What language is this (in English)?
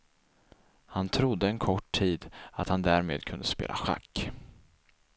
Swedish